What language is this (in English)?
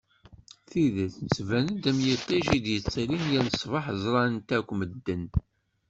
Kabyle